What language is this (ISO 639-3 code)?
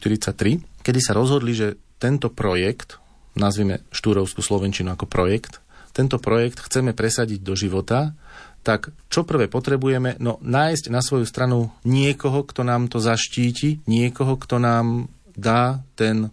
slk